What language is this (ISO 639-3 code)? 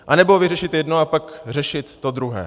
ces